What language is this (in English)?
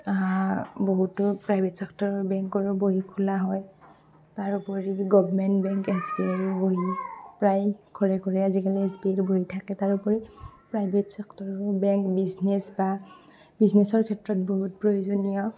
Assamese